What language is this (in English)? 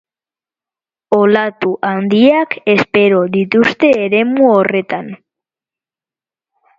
Basque